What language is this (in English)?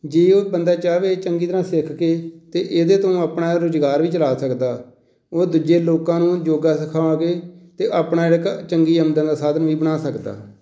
Punjabi